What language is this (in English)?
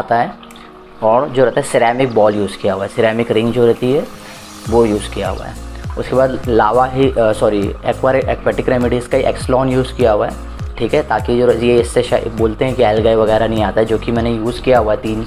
Hindi